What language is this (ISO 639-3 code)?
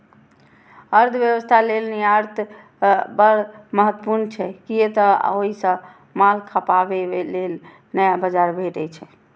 mai